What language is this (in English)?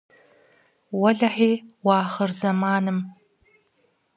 Kabardian